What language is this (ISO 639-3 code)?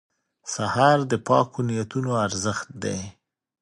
pus